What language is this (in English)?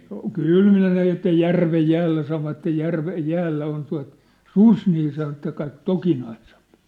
Finnish